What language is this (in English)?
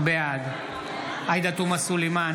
Hebrew